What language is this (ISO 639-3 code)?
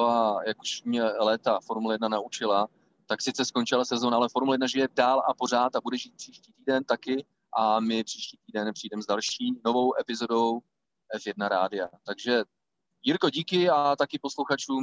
ces